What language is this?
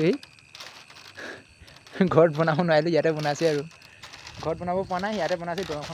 Arabic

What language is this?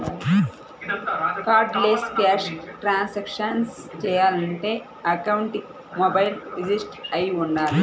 Telugu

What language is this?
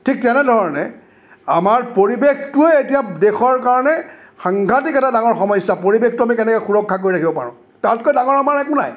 Assamese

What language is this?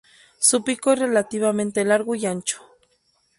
Spanish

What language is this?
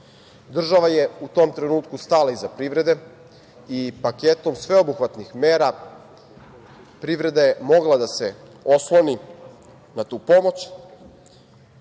Serbian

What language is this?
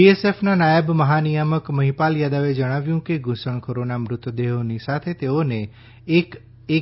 Gujarati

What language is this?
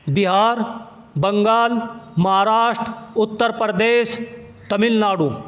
Urdu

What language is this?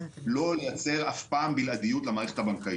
Hebrew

